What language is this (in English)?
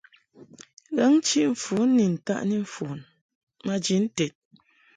Mungaka